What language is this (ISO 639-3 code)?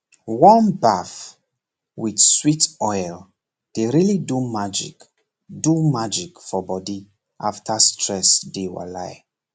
pcm